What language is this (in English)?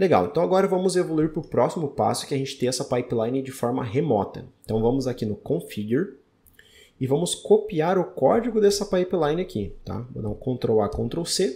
Portuguese